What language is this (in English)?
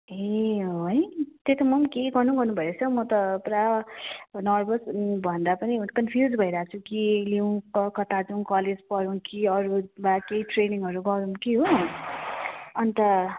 Nepali